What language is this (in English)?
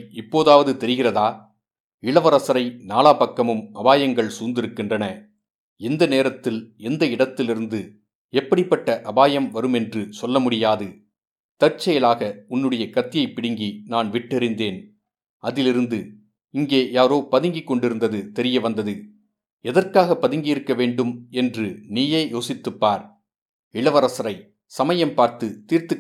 Tamil